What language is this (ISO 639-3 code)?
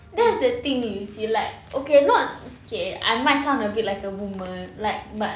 eng